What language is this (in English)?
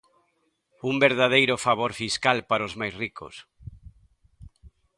Galician